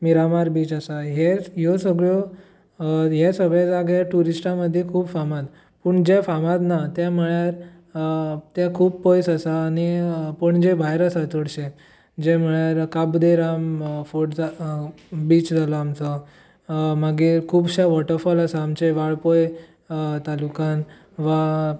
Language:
Konkani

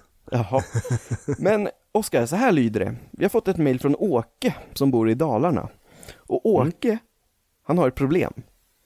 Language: Swedish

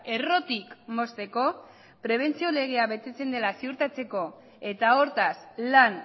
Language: Basque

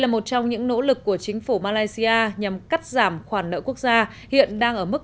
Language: Vietnamese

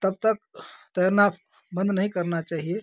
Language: Hindi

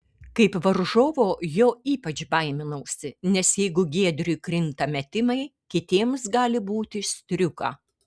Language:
Lithuanian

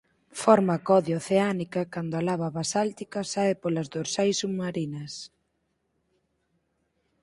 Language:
Galician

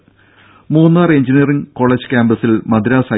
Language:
Malayalam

